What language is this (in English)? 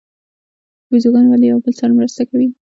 Pashto